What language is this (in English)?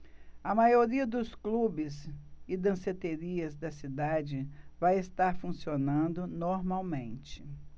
Portuguese